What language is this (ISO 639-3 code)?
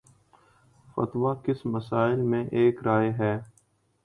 urd